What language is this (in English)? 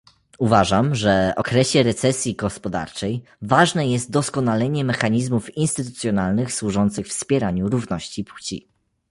Polish